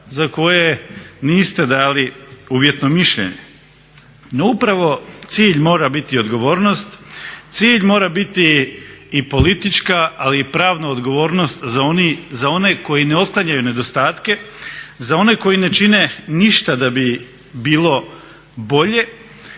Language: Croatian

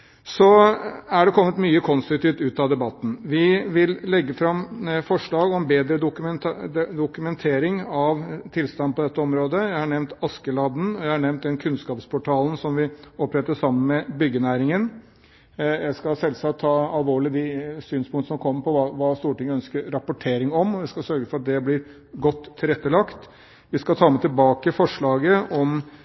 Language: Norwegian Bokmål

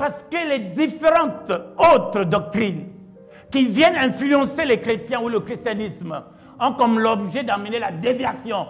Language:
French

